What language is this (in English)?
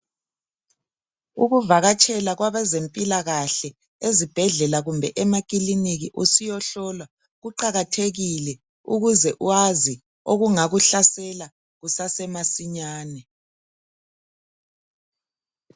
North Ndebele